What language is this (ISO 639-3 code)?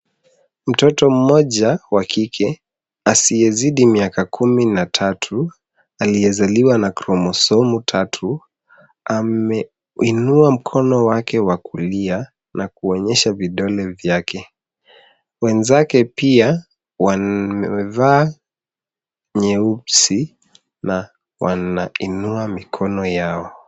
swa